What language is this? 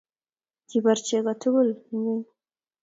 Kalenjin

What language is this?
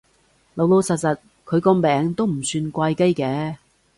Cantonese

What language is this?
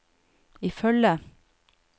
Norwegian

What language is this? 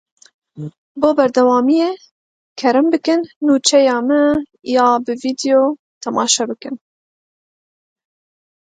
Kurdish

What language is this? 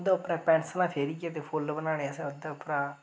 Dogri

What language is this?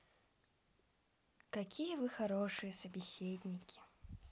Russian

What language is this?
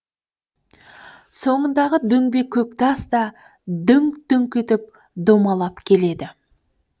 Kazakh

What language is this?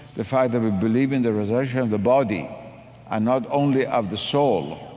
English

